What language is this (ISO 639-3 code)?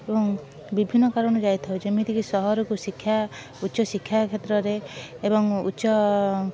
ori